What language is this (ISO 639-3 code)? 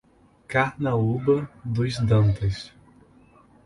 por